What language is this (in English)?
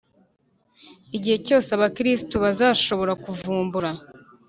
Kinyarwanda